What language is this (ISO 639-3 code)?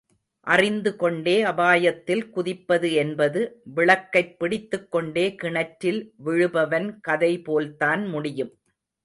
tam